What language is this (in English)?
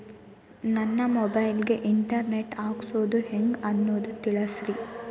Kannada